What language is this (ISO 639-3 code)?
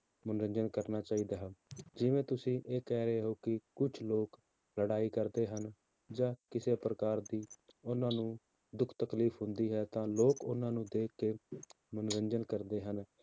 pan